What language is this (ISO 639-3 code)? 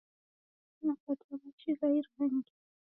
dav